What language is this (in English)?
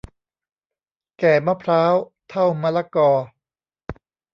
Thai